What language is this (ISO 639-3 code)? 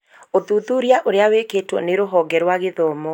kik